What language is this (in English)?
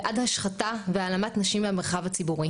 Hebrew